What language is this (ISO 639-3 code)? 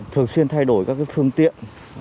vie